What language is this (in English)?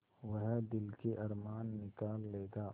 Hindi